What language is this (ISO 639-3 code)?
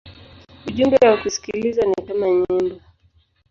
swa